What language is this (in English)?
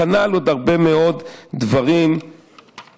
Hebrew